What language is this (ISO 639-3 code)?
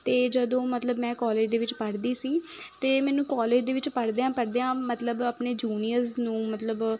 pan